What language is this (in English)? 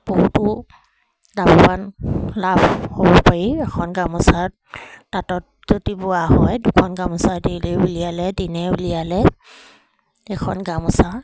Assamese